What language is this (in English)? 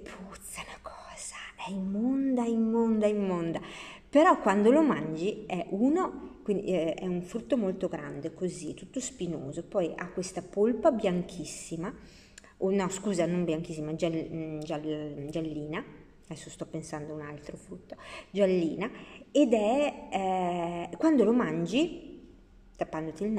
Italian